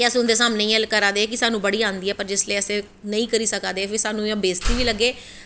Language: Dogri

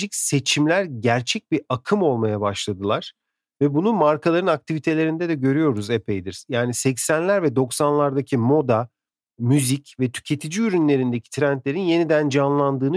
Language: Turkish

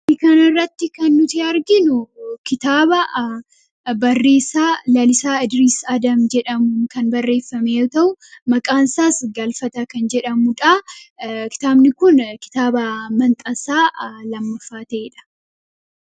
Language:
Oromo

